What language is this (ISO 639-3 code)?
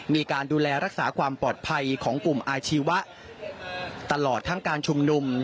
tha